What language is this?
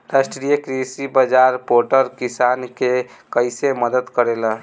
Bhojpuri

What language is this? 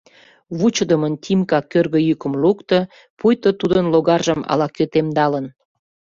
Mari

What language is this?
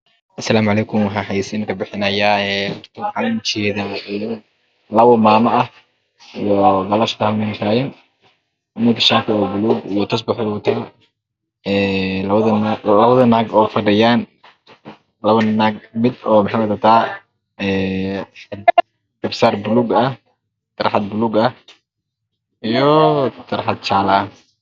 Somali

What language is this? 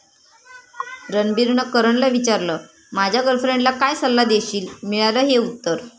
Marathi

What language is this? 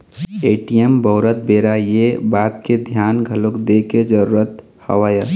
Chhattisgarhi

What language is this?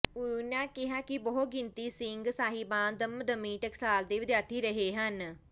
Punjabi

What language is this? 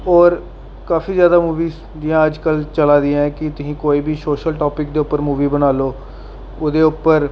Dogri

